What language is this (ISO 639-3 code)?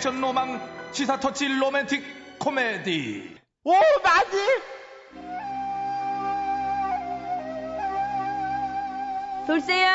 kor